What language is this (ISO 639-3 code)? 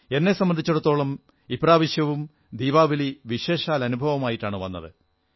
mal